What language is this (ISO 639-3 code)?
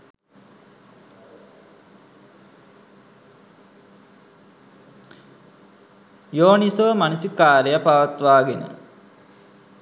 sin